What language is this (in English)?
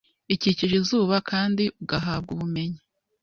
Kinyarwanda